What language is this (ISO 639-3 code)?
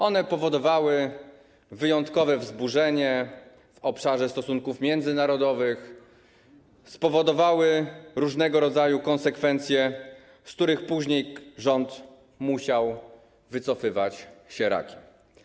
pol